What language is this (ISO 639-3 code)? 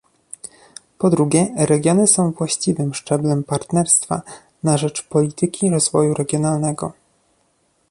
pol